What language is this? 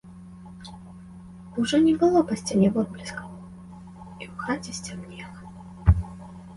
Belarusian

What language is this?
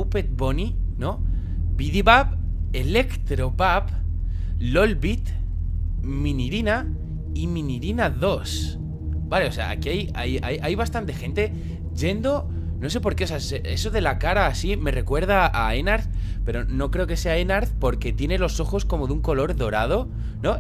Spanish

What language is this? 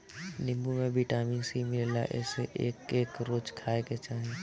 Bhojpuri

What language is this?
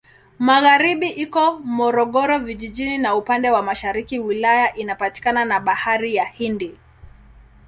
Swahili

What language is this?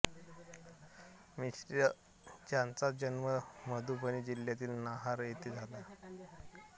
Marathi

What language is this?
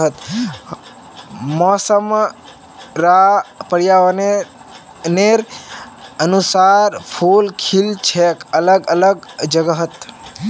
Magahi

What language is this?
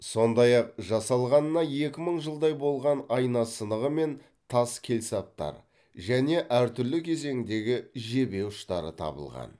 Kazakh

